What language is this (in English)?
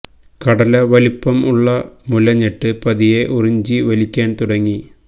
Malayalam